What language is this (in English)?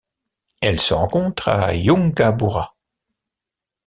French